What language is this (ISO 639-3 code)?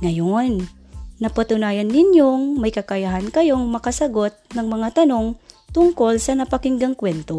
fil